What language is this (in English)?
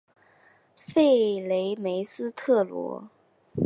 Chinese